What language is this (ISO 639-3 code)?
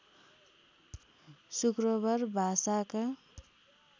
nep